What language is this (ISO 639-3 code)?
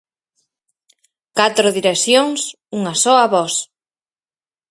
glg